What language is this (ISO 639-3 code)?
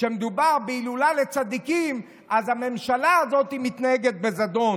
heb